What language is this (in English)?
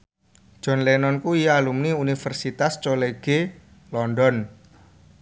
Javanese